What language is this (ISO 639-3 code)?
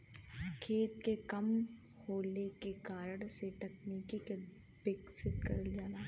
bho